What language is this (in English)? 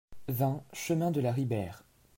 French